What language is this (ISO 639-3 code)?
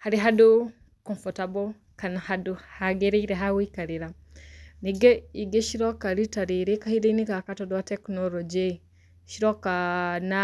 kik